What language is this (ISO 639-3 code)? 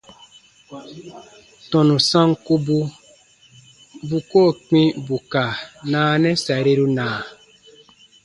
bba